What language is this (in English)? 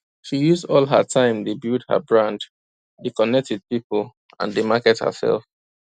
Nigerian Pidgin